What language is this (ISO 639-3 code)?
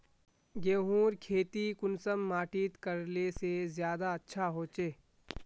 mag